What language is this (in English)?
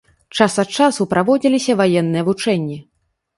Belarusian